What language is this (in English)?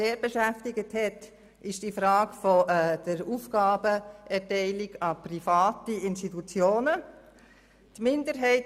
Swiss German